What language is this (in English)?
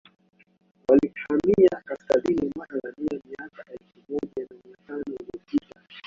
Swahili